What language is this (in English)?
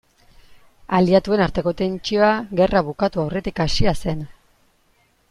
Basque